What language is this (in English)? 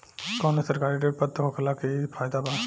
Bhojpuri